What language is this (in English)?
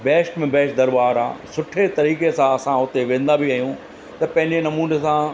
Sindhi